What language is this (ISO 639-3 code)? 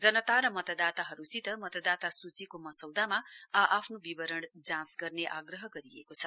nep